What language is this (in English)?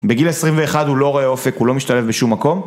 Hebrew